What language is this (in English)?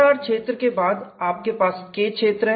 Hindi